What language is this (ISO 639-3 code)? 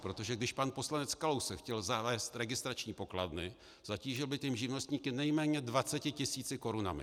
ces